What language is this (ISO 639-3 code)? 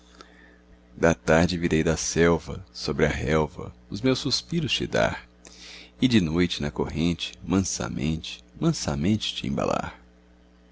por